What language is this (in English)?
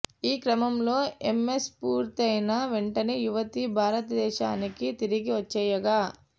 Telugu